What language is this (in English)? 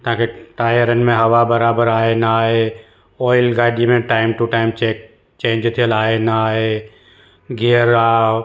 Sindhi